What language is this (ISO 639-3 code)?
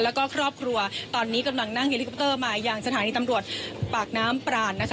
tha